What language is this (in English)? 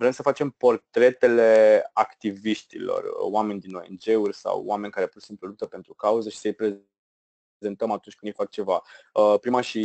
Romanian